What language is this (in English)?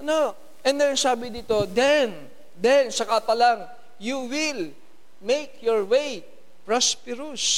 Filipino